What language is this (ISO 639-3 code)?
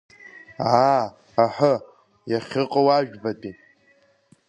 abk